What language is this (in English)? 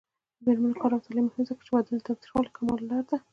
Pashto